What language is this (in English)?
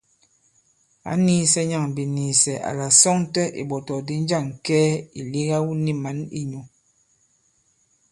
Bankon